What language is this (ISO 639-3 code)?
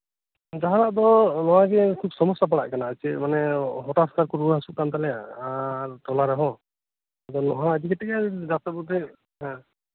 sat